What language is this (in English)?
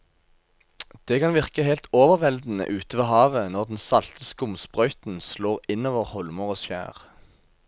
Norwegian